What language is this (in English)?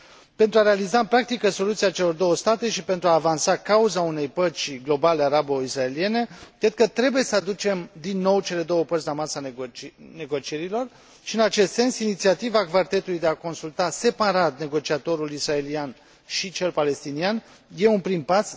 Romanian